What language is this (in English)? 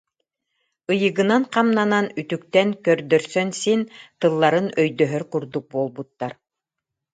Yakut